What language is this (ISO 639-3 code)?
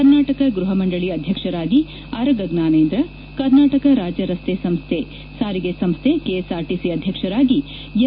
kan